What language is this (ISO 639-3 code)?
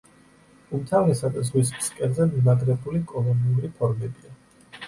kat